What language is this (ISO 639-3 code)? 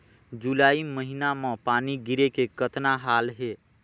hne